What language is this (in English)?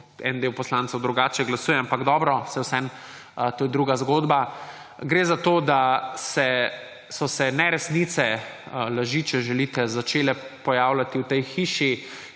Slovenian